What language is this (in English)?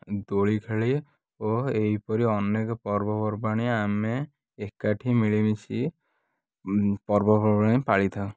Odia